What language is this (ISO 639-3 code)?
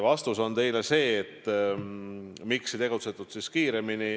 est